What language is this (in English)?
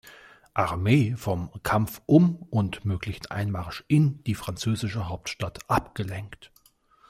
German